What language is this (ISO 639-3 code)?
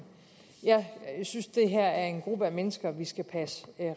dan